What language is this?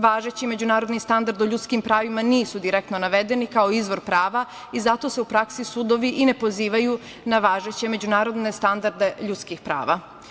Serbian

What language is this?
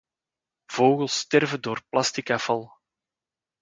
Dutch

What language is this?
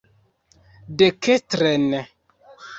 Esperanto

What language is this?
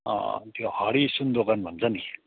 Nepali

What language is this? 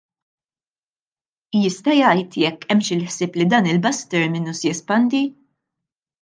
Maltese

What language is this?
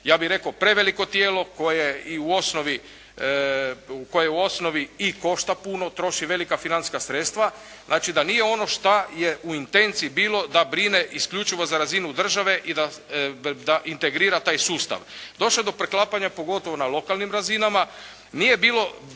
Croatian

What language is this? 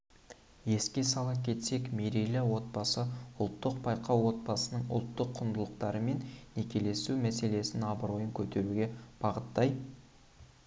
Kazakh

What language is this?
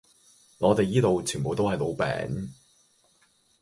Cantonese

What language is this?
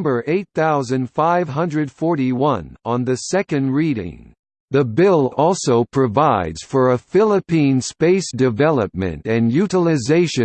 English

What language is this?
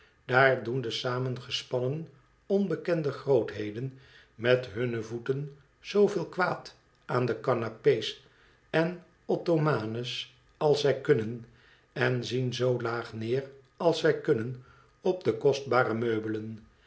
Dutch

